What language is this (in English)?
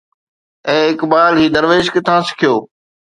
Sindhi